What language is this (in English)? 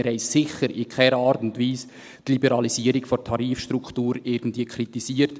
Swiss German